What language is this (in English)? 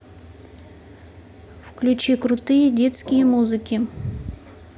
Russian